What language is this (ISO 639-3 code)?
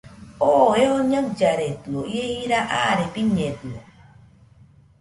hux